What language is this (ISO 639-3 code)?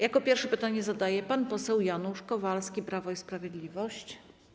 pol